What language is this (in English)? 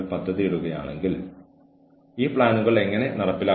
Malayalam